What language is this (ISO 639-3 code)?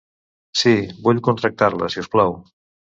cat